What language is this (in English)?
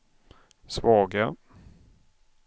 Swedish